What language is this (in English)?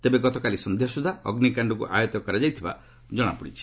Odia